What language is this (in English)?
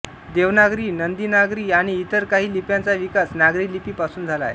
Marathi